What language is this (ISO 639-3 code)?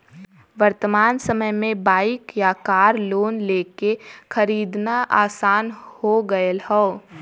bho